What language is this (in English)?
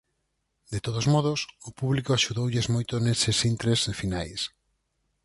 Galician